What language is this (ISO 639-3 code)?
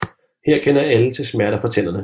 dan